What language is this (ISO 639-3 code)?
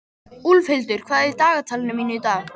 isl